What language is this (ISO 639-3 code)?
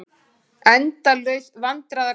isl